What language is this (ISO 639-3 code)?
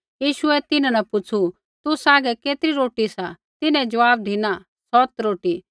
kfx